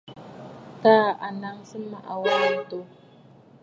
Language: Bafut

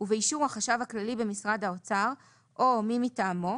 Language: Hebrew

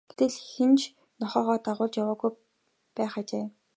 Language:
Mongolian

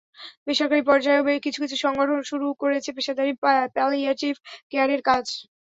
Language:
Bangla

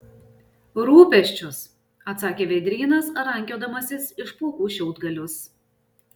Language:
Lithuanian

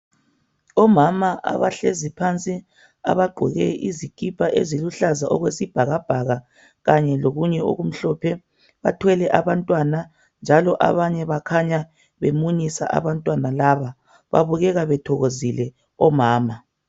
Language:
North Ndebele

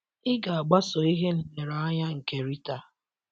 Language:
Igbo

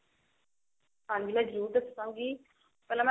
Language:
Punjabi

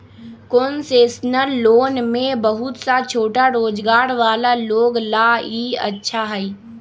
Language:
Magahi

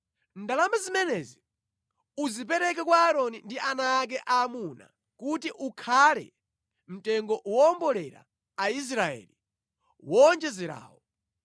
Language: Nyanja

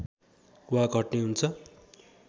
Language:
Nepali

